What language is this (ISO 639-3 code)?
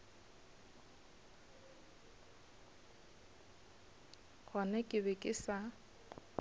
nso